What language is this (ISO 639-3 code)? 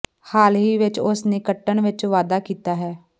pan